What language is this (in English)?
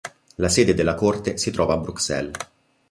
Italian